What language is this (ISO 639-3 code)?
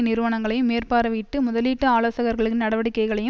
tam